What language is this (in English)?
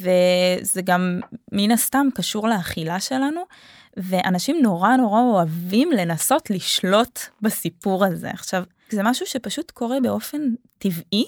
Hebrew